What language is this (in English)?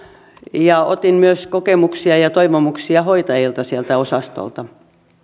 Finnish